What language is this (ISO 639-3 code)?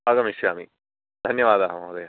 san